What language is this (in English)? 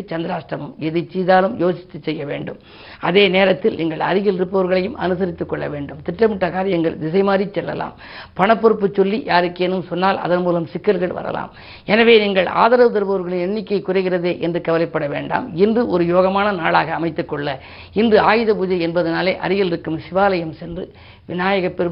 Tamil